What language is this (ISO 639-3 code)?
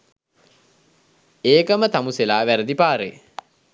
sin